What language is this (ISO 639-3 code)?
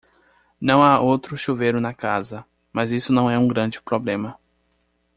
por